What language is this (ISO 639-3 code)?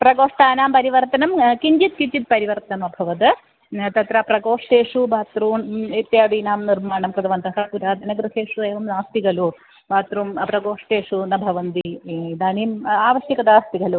san